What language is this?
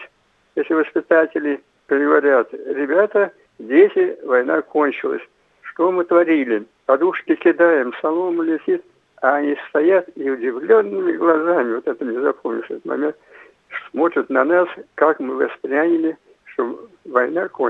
Russian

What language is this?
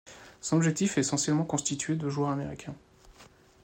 French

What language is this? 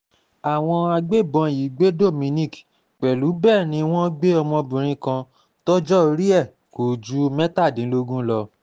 Yoruba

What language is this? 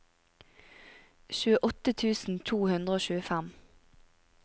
Norwegian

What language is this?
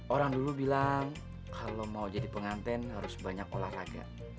Indonesian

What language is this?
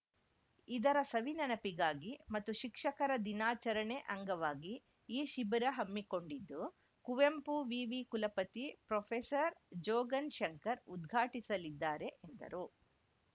Kannada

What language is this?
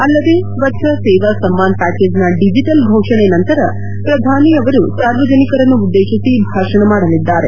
Kannada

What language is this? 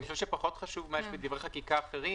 Hebrew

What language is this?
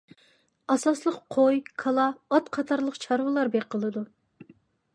Uyghur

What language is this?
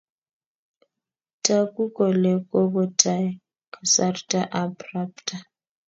Kalenjin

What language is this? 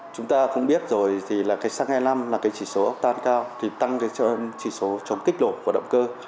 Vietnamese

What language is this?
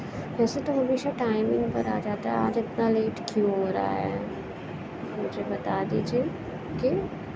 Urdu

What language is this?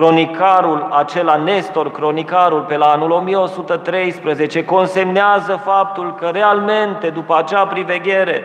Romanian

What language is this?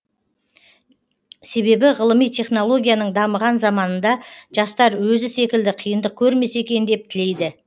Kazakh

